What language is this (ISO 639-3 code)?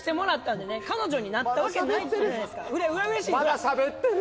jpn